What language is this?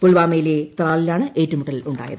Malayalam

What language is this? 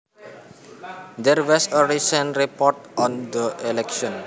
Javanese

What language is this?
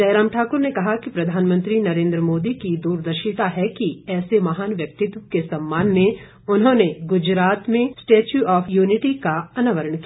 Hindi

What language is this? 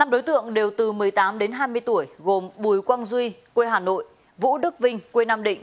Vietnamese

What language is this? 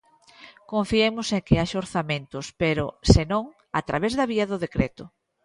Galician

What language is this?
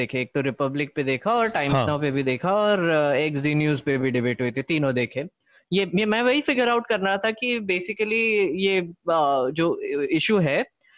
Hindi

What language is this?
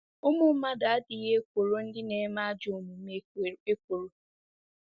Igbo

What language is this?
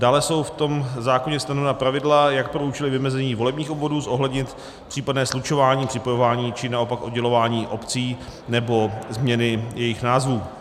Czech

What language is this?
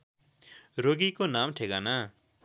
Nepali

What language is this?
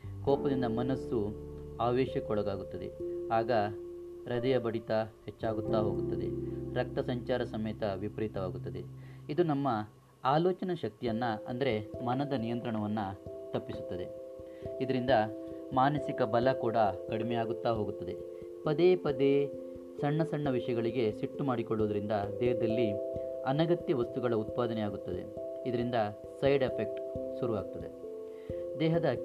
Kannada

